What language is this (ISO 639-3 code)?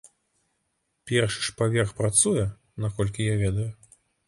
bel